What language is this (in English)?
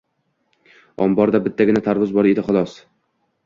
Uzbek